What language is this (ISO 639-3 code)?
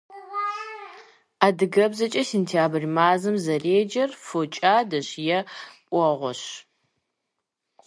kbd